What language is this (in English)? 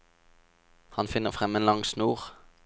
Norwegian